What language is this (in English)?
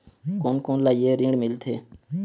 Chhattisgarhi